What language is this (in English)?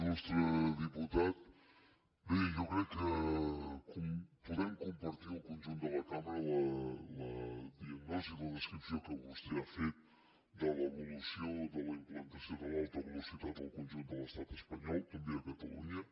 Catalan